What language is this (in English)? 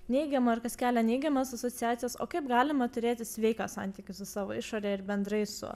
Lithuanian